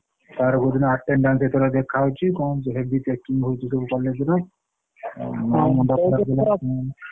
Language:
Odia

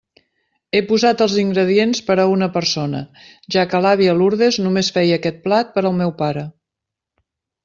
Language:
Catalan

